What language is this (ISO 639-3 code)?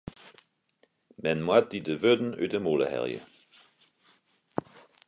fry